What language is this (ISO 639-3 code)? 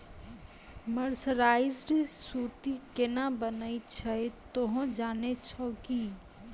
mai